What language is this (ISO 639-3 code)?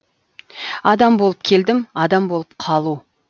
kaz